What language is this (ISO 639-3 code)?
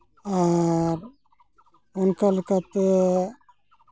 sat